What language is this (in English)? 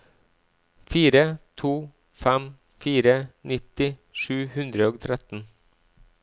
Norwegian